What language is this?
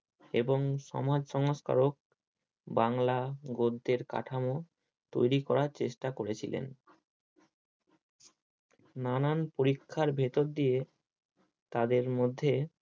Bangla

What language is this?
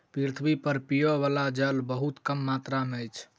Maithili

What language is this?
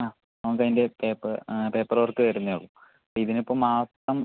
Malayalam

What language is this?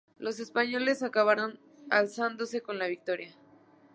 Spanish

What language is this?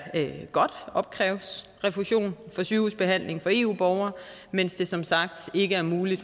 Danish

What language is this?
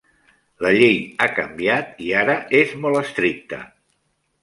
Catalan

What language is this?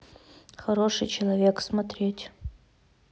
Russian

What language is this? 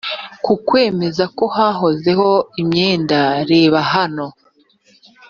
Kinyarwanda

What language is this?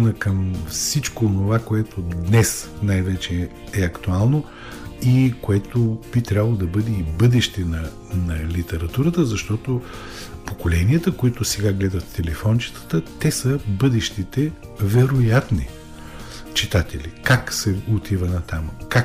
Bulgarian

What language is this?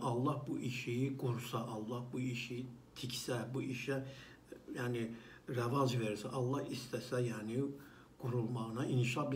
Turkish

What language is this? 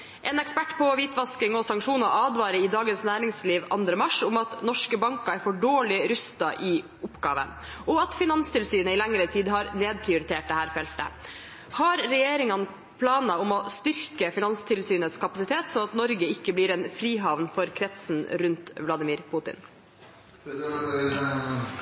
Norwegian Bokmål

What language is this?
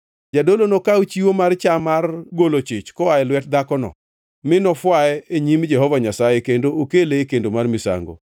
Luo (Kenya and Tanzania)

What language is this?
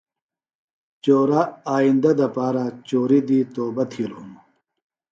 Phalura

